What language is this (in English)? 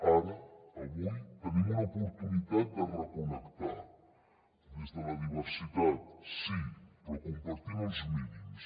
Catalan